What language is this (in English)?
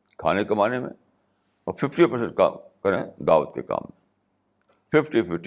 Urdu